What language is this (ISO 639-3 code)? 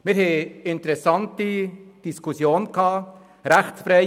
gsw